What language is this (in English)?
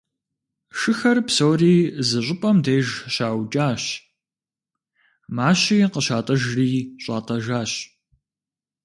Kabardian